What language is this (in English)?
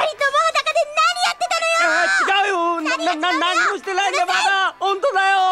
Japanese